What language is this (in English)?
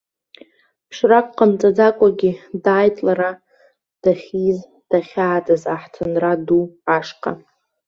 Abkhazian